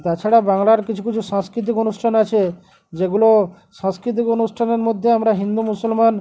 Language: Bangla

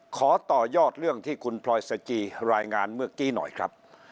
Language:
Thai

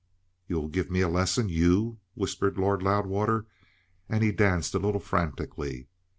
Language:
English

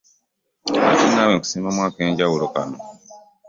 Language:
Ganda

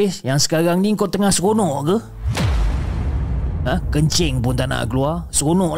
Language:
Malay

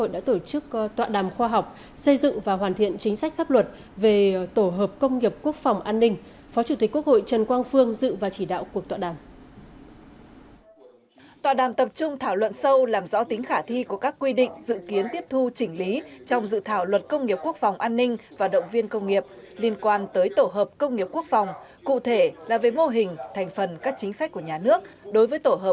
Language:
Vietnamese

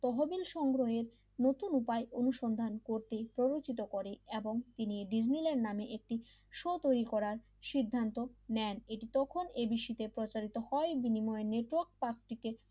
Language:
Bangla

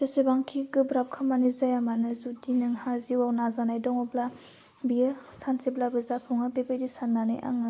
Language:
Bodo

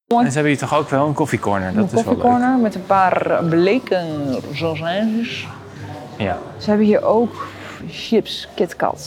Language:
Dutch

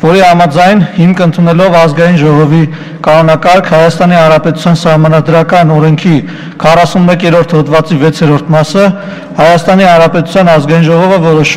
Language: Romanian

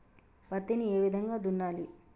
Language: Telugu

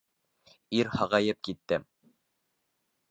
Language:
Bashkir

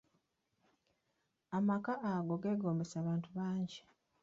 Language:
Ganda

